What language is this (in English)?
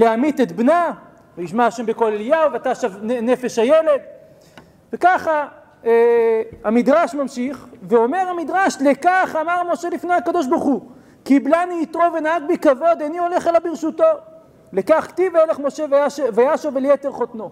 Hebrew